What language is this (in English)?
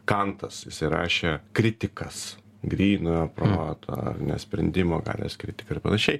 Lithuanian